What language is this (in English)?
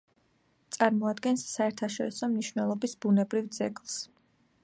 Georgian